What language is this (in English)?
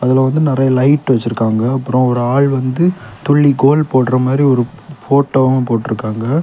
Tamil